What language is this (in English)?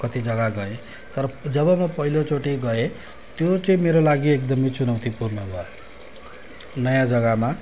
Nepali